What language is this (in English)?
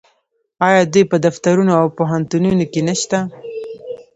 Pashto